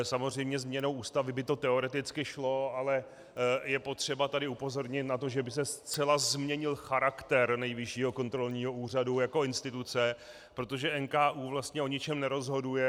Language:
Czech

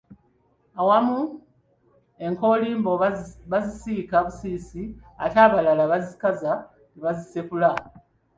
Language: Ganda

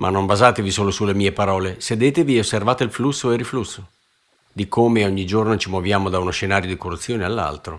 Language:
Italian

